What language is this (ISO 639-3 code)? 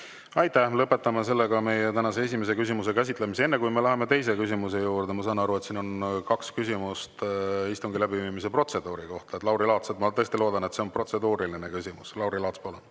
est